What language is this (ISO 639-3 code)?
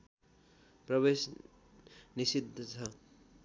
nep